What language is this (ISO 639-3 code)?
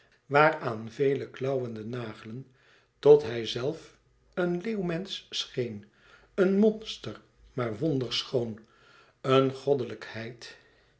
nld